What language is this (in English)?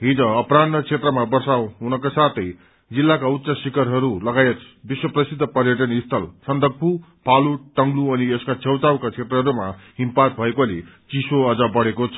Nepali